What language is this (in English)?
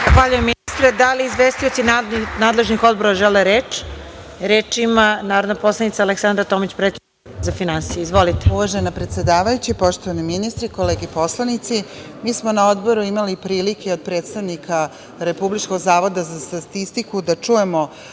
Serbian